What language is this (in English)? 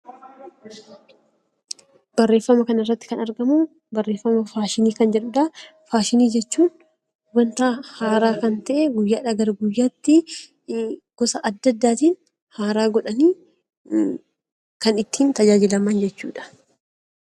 Oromo